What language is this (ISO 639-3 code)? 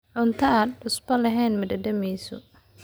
som